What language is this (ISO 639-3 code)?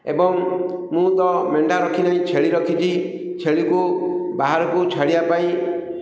ori